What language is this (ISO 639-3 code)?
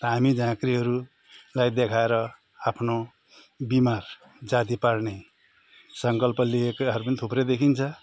nep